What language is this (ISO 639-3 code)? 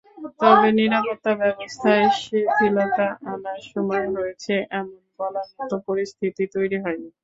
ben